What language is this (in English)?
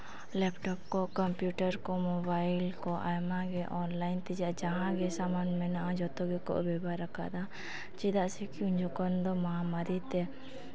Santali